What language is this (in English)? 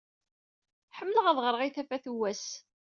Kabyle